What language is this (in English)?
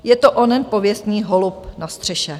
Czech